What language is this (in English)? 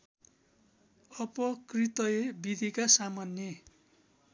Nepali